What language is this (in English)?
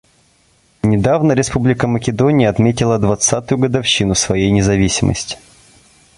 Russian